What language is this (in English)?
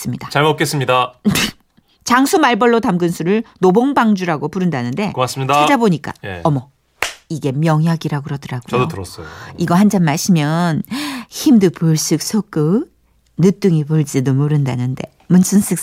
Korean